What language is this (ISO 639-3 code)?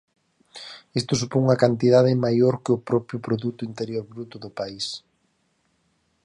glg